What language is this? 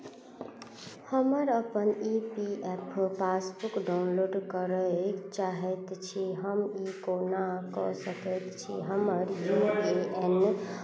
Maithili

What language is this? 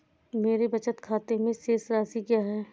Hindi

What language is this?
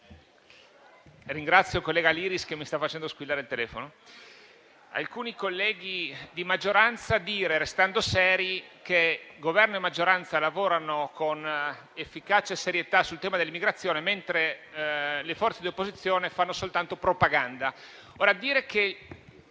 Italian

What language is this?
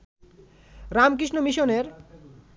Bangla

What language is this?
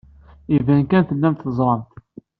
Kabyle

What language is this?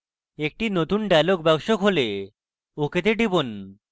Bangla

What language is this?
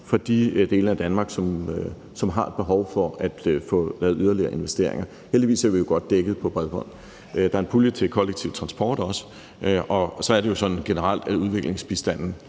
Danish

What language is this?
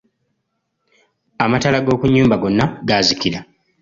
Ganda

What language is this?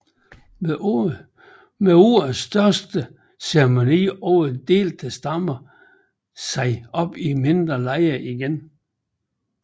Danish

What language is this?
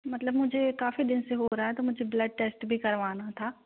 Hindi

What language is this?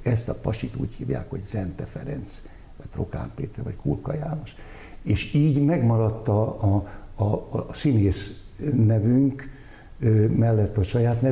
Hungarian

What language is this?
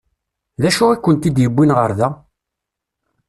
Kabyle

